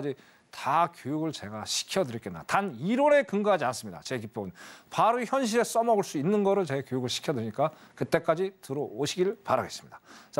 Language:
Korean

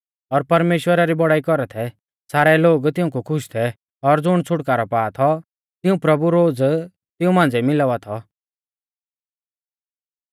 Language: Mahasu Pahari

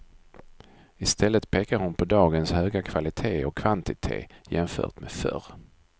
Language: Swedish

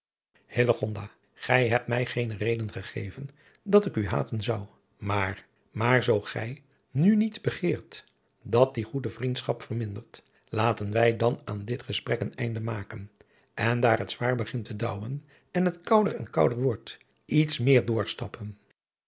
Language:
Dutch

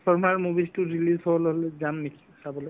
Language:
Assamese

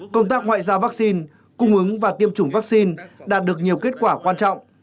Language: Vietnamese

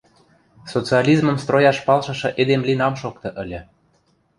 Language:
Western Mari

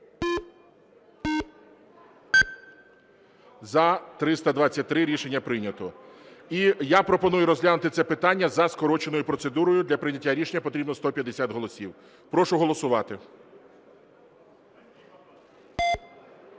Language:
Ukrainian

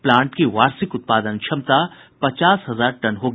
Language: Hindi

